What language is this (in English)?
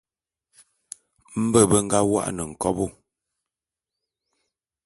Bulu